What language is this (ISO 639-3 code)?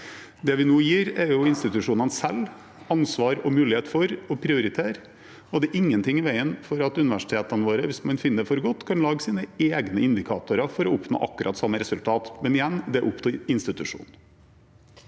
nor